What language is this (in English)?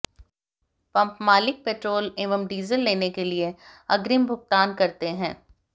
Hindi